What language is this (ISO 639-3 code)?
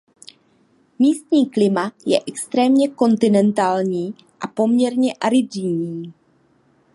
ces